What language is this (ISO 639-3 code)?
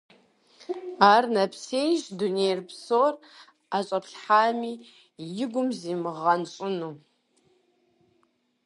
kbd